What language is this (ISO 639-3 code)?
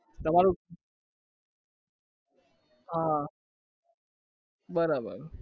guj